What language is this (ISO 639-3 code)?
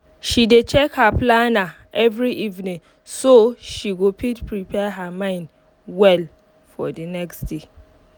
pcm